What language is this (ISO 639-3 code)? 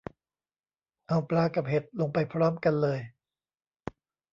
tha